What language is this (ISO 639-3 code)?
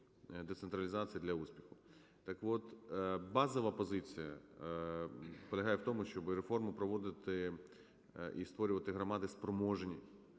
ukr